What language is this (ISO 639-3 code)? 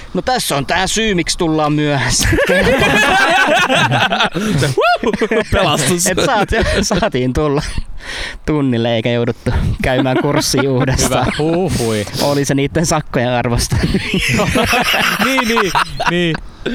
fin